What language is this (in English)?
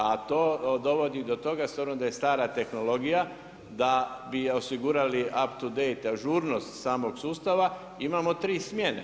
Croatian